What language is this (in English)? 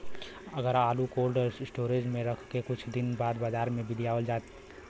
Bhojpuri